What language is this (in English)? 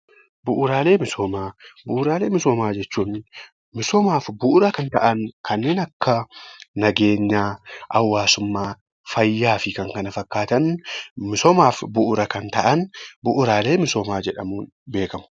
Oromo